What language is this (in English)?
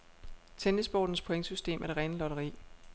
Danish